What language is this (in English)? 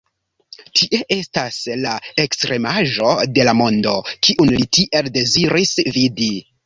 Esperanto